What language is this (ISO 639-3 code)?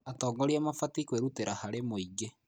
kik